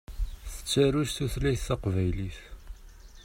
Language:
Kabyle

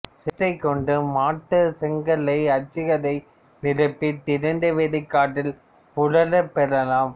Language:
Tamil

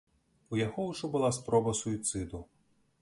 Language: Belarusian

